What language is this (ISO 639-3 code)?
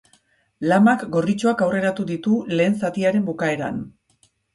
eus